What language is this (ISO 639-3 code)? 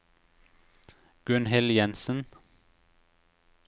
nor